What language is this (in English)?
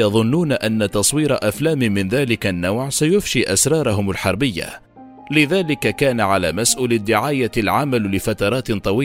Arabic